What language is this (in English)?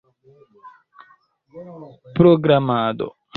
Esperanto